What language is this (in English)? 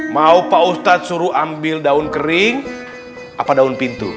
Indonesian